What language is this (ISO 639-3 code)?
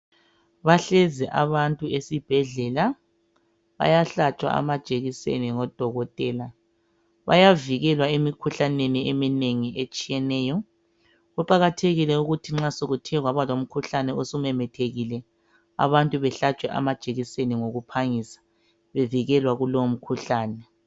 nde